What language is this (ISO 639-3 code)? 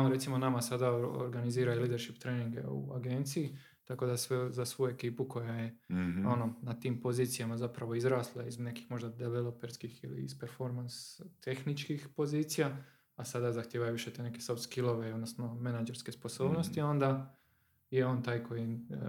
hrv